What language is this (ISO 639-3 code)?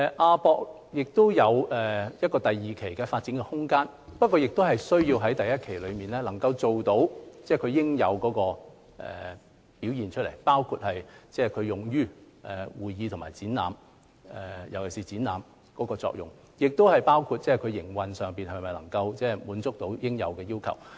yue